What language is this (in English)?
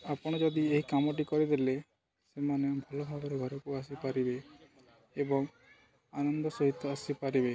Odia